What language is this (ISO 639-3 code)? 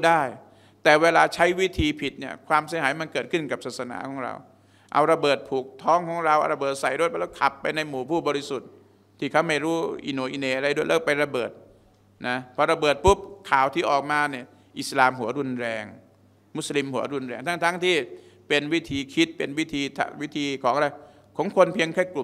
tha